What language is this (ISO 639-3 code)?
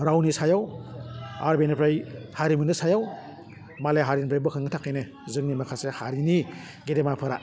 brx